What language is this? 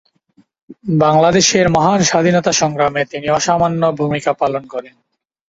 Bangla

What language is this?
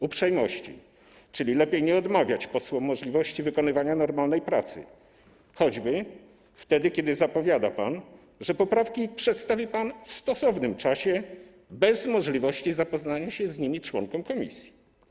Polish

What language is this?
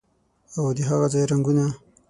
Pashto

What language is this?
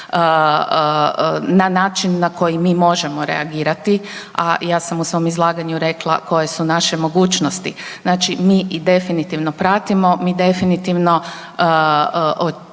Croatian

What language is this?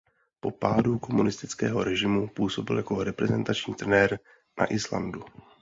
Czech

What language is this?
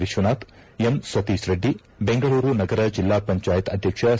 Kannada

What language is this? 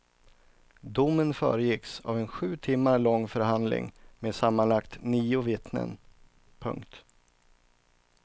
Swedish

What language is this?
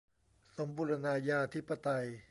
Thai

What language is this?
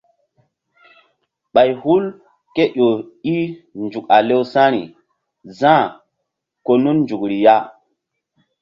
Mbum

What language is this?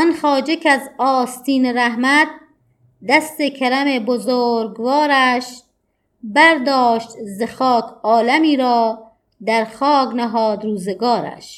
Persian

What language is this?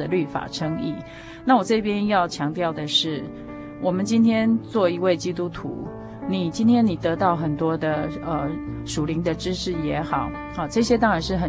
Chinese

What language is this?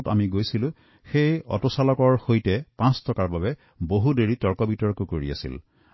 Assamese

